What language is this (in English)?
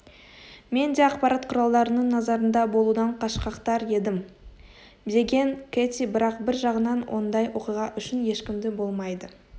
Kazakh